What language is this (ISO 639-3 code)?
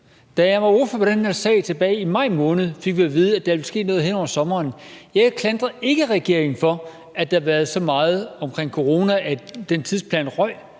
dan